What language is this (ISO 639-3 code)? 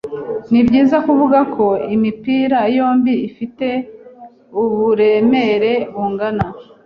kin